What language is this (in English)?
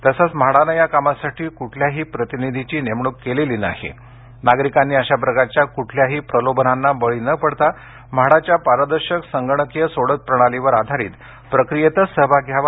Marathi